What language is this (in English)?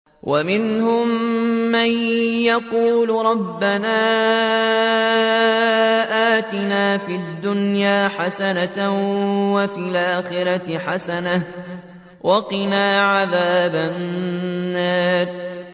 Arabic